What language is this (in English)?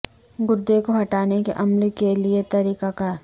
Urdu